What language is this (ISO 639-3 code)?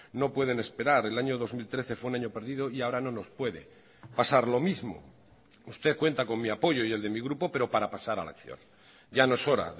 spa